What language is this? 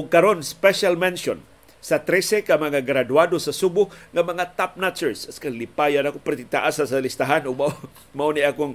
Filipino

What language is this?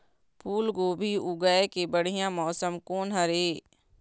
Chhattisgarhi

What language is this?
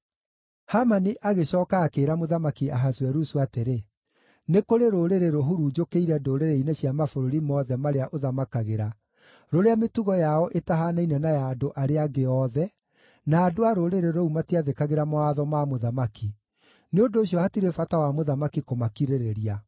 Kikuyu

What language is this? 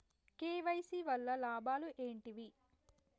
Telugu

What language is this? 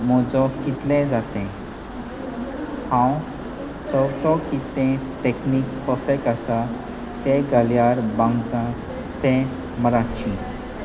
Konkani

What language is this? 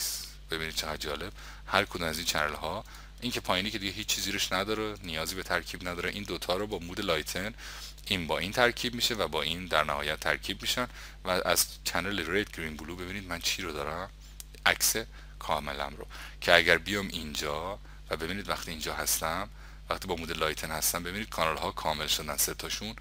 Persian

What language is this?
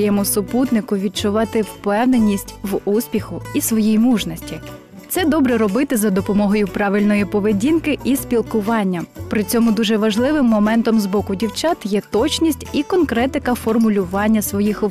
Ukrainian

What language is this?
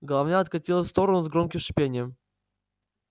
Russian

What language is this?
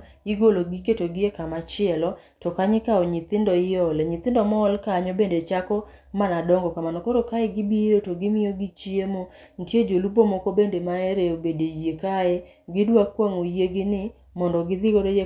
Luo (Kenya and Tanzania)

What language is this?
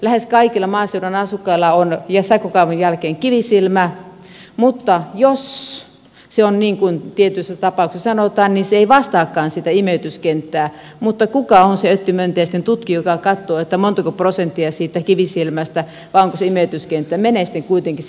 Finnish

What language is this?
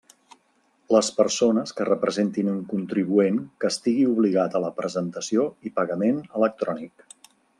Catalan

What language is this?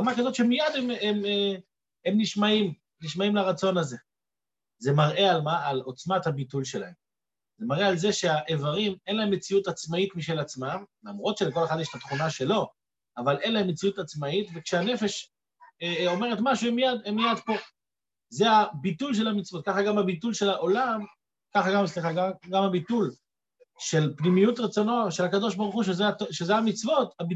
Hebrew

